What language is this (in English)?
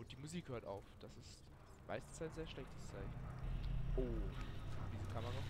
German